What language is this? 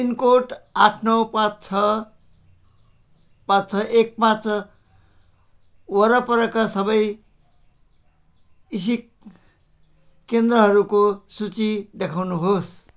Nepali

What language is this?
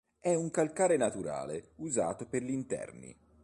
Italian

